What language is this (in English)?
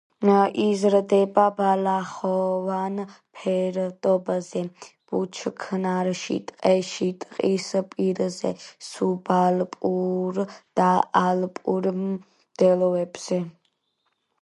Georgian